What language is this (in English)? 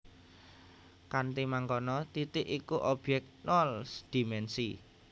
Javanese